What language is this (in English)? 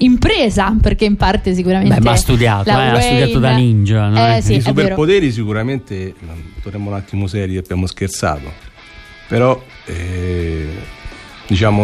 Italian